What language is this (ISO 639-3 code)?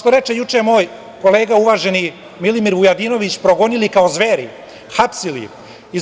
srp